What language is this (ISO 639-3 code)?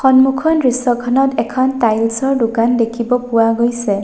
asm